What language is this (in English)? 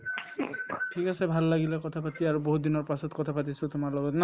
Assamese